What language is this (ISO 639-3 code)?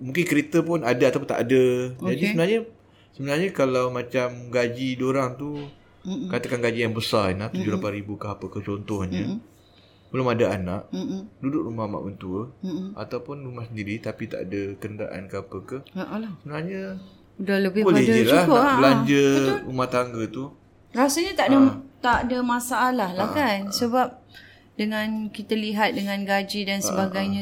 msa